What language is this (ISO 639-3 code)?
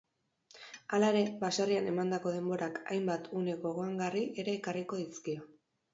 eus